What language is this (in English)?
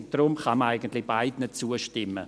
Swiss German